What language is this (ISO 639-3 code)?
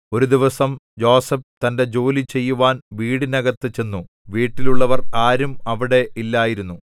mal